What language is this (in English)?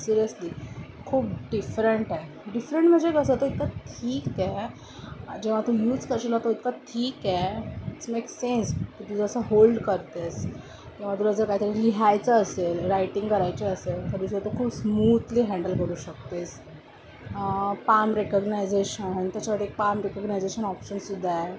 Marathi